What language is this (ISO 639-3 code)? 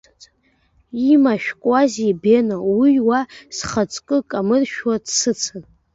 abk